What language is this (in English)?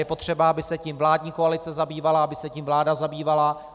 Czech